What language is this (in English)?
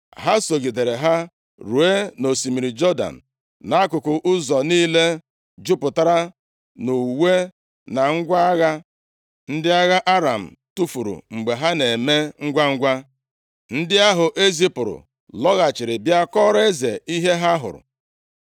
Igbo